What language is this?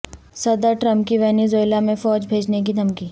Urdu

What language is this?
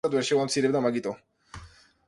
Georgian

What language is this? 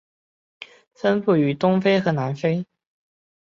Chinese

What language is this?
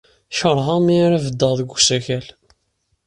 Kabyle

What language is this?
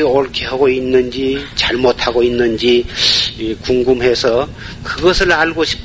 Korean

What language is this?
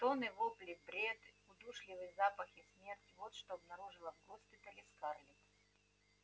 Russian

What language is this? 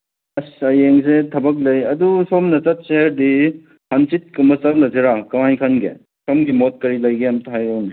Manipuri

